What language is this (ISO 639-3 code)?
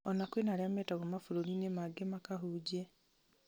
kik